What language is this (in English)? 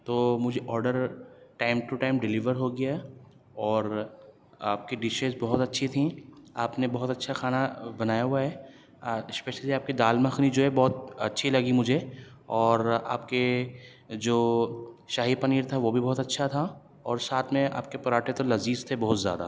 Urdu